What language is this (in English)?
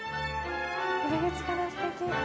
Japanese